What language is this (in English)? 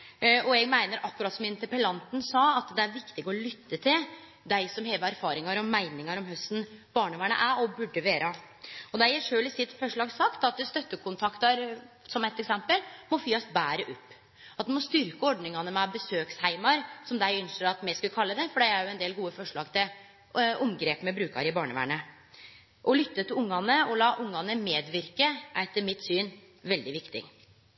Norwegian Nynorsk